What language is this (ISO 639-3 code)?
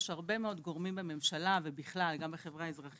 heb